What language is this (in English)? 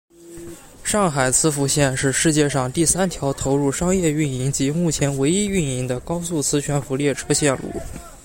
Chinese